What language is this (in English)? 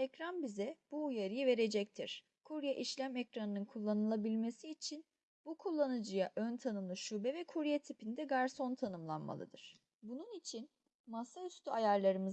Turkish